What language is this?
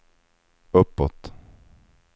Swedish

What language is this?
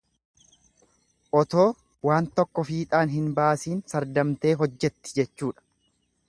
Oromo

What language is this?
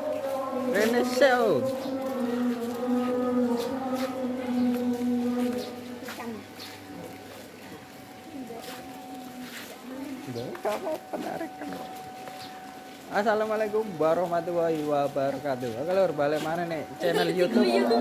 Indonesian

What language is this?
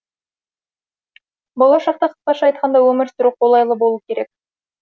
Kazakh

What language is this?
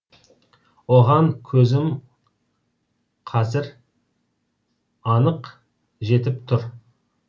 Kazakh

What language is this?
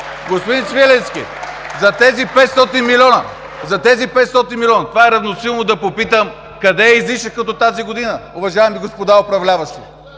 Bulgarian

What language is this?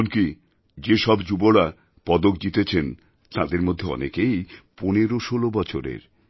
Bangla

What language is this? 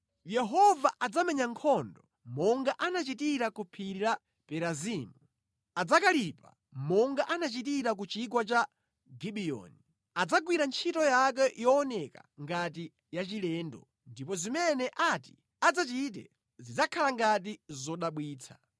Nyanja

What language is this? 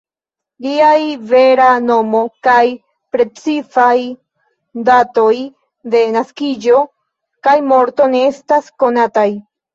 Esperanto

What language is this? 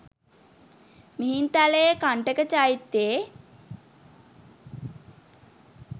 Sinhala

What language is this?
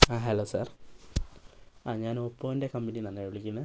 Malayalam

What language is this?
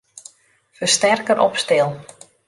Western Frisian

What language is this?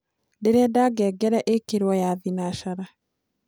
Kikuyu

